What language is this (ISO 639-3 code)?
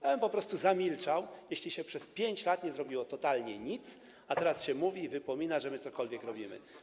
pol